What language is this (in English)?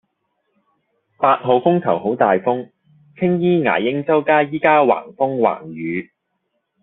Cantonese